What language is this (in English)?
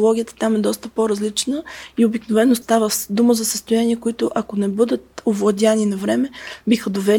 Bulgarian